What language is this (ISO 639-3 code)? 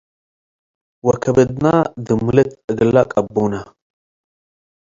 tig